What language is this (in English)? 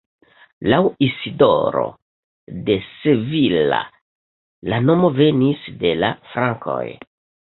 Esperanto